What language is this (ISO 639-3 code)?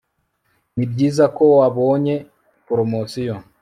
kin